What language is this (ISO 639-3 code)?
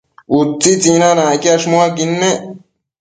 mcf